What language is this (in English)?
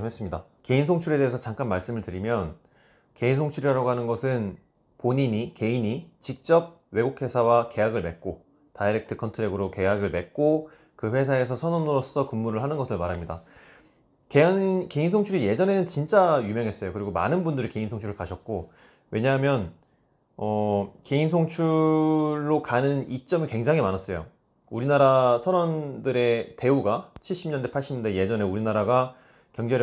Korean